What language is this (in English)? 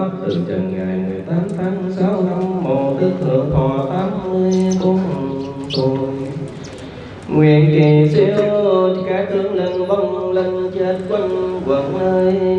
Vietnamese